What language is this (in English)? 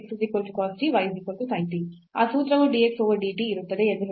Kannada